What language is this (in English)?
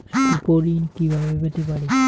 Bangla